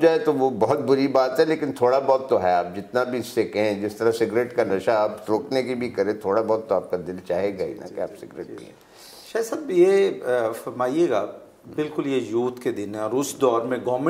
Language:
Hindi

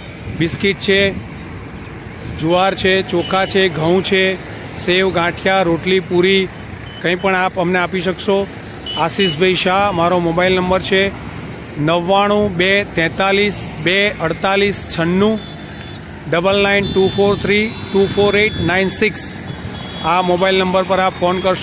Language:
Hindi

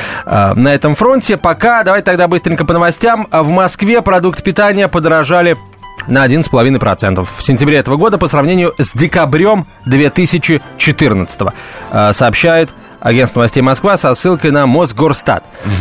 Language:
Russian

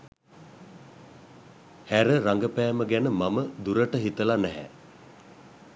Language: Sinhala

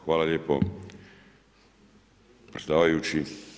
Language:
Croatian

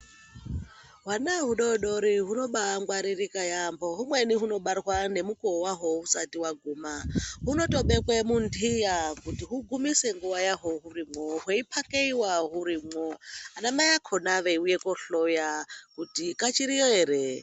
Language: Ndau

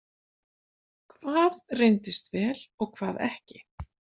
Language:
Icelandic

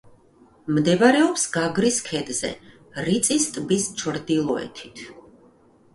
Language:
Georgian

